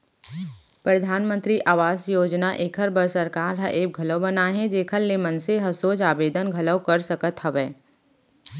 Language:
Chhattisgarhi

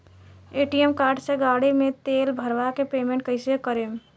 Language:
Bhojpuri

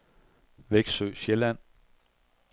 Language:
Danish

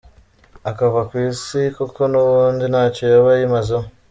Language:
Kinyarwanda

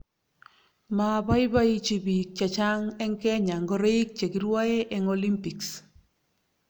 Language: Kalenjin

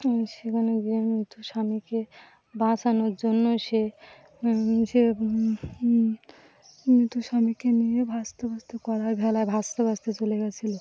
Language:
Bangla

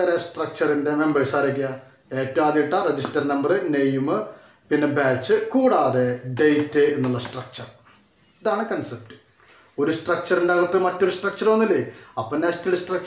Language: Turkish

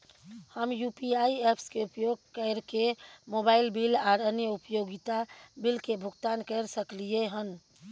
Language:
Maithili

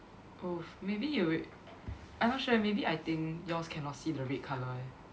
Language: English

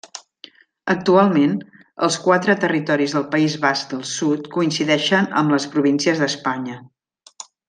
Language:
Catalan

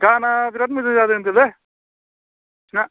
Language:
Bodo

